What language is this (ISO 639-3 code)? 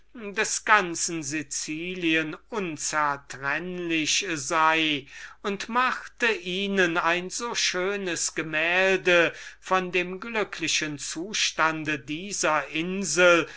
deu